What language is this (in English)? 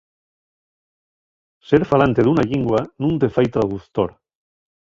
Asturian